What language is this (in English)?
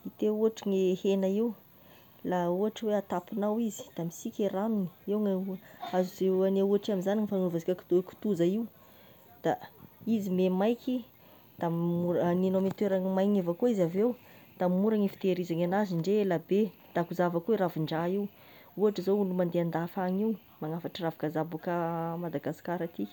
Tesaka Malagasy